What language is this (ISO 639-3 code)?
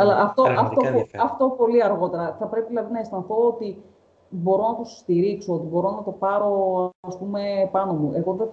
ell